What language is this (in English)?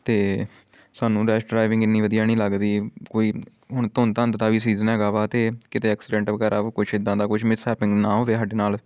Punjabi